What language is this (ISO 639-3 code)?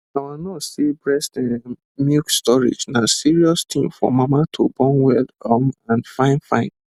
pcm